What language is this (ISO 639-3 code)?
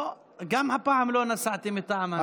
heb